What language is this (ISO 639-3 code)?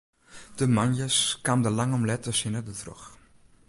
fry